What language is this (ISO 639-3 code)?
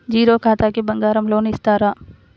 tel